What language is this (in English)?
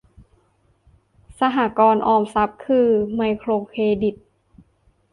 Thai